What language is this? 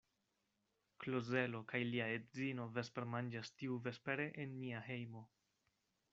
Esperanto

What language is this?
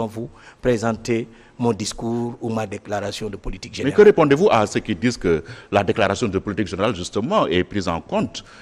French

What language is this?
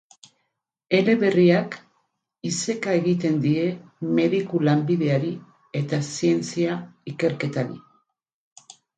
Basque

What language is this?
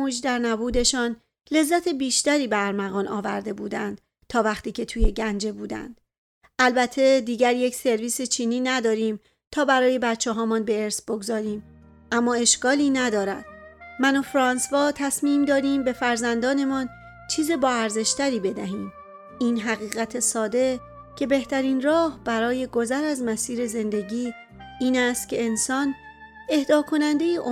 Persian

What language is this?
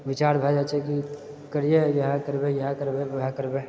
Maithili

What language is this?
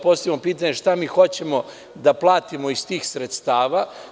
Serbian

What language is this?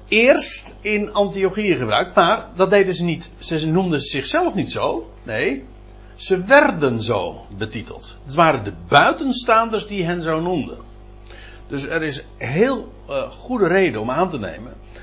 Dutch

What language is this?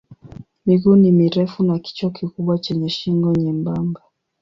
Swahili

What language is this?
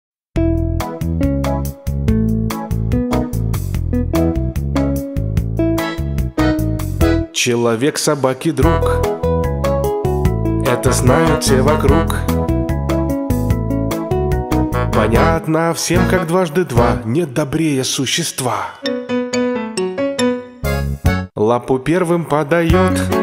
Russian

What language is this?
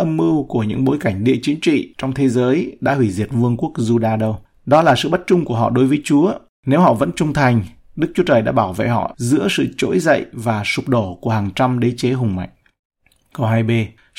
Vietnamese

